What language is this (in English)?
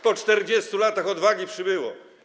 Polish